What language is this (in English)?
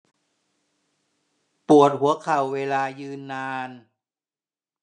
Thai